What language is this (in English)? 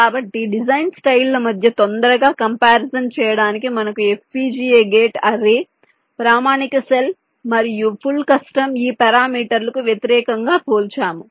Telugu